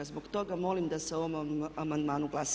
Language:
Croatian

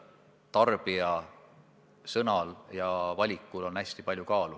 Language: Estonian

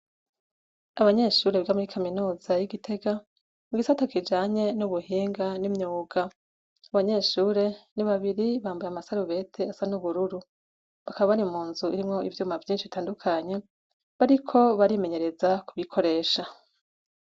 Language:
Rundi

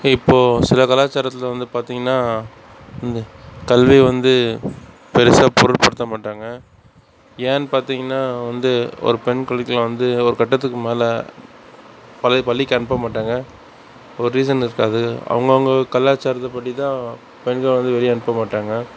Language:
Tamil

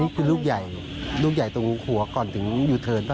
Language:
Thai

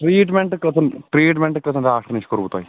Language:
Kashmiri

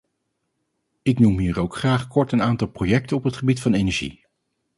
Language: Dutch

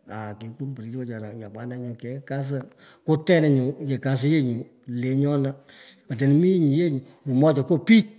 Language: Pökoot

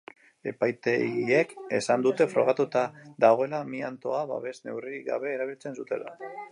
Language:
Basque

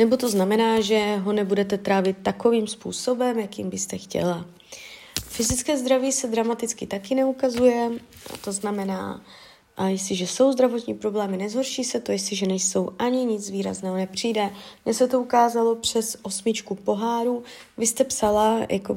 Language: Czech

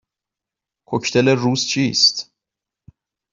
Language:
Persian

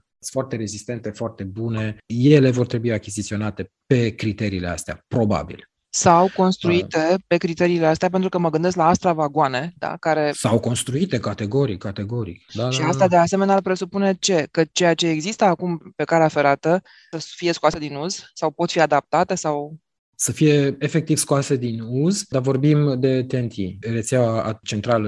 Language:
Romanian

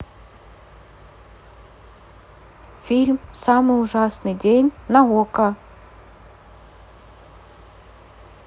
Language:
Russian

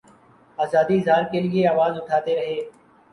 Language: Urdu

